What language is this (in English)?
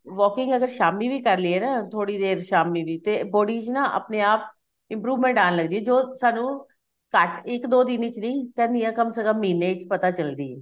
Punjabi